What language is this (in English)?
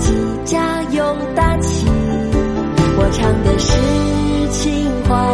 Chinese